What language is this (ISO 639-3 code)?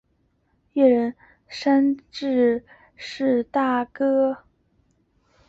zho